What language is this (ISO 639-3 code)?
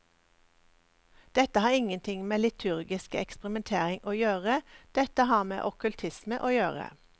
nor